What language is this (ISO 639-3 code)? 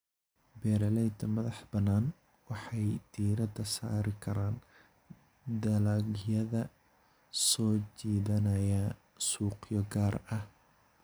som